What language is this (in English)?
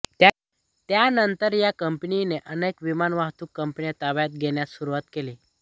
Marathi